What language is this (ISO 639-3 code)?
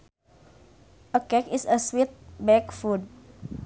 sun